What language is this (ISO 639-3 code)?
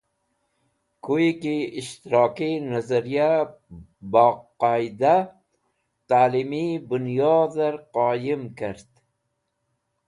wbl